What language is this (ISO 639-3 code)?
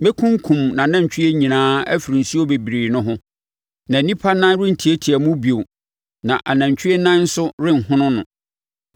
aka